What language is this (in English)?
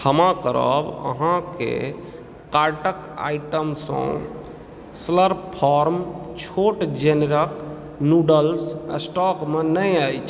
Maithili